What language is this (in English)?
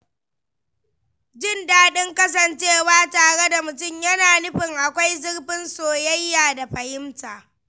Hausa